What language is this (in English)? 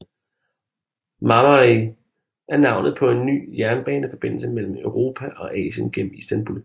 Danish